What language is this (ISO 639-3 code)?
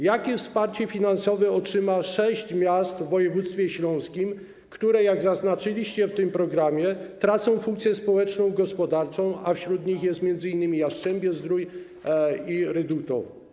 pol